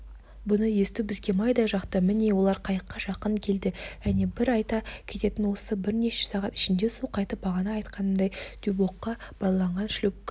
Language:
Kazakh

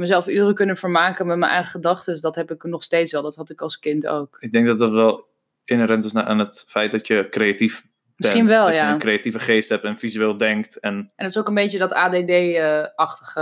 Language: Dutch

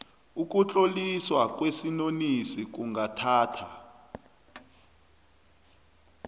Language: South Ndebele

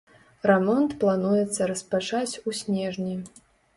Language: Belarusian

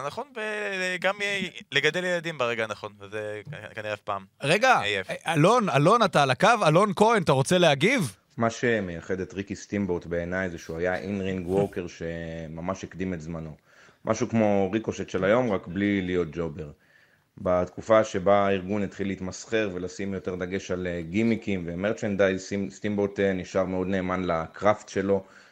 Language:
Hebrew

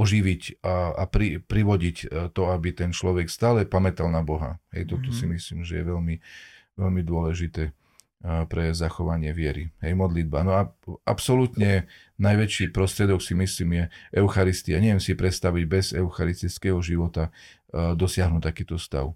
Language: Slovak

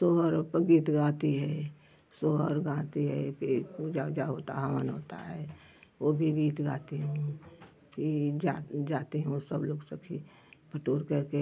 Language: Hindi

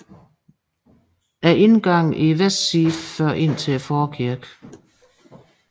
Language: Danish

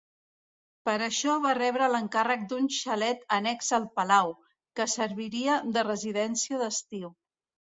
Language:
Catalan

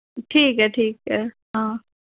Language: Dogri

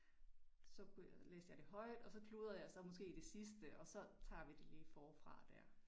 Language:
Danish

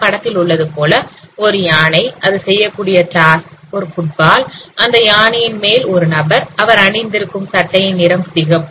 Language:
Tamil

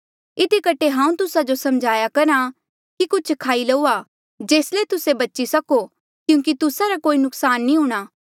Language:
Mandeali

